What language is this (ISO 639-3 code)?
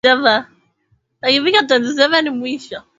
swa